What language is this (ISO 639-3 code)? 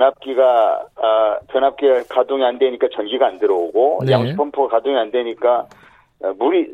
kor